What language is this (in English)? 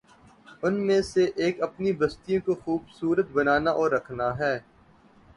Urdu